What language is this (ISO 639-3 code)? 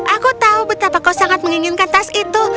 ind